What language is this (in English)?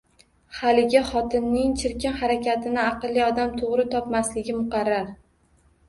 Uzbek